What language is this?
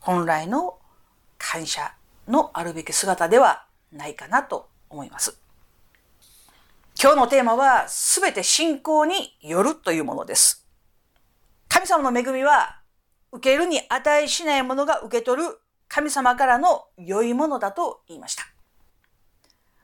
Japanese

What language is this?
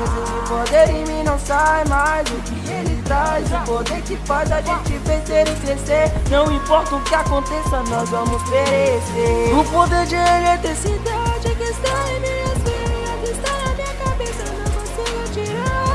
Portuguese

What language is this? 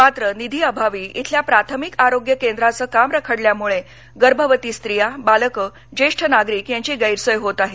Marathi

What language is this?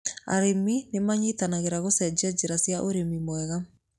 Kikuyu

